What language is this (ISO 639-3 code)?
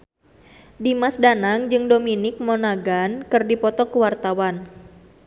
sun